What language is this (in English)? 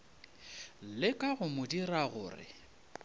Northern Sotho